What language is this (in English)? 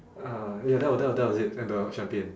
English